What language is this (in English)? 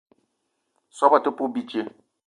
Eton (Cameroon)